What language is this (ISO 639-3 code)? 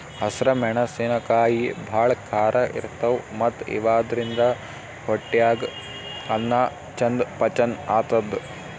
kan